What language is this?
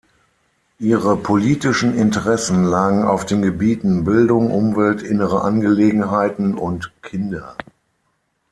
German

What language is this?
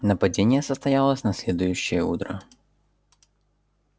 Russian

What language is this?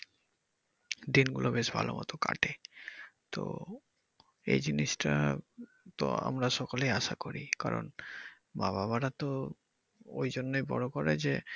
Bangla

